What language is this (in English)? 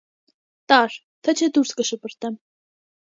Armenian